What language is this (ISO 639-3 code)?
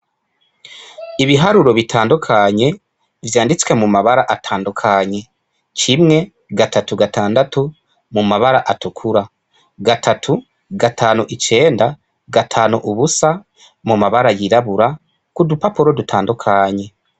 run